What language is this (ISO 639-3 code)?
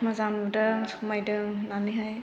brx